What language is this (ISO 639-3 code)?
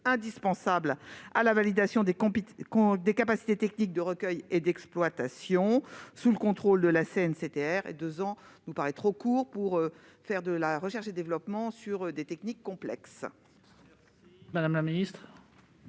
fra